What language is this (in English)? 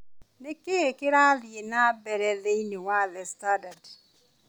Kikuyu